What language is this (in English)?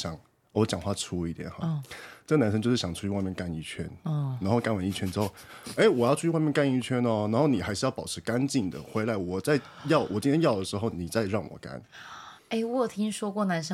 Chinese